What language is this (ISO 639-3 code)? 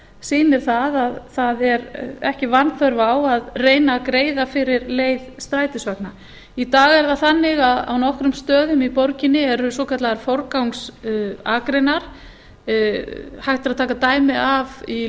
isl